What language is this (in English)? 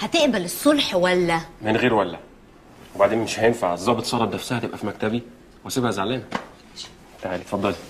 Arabic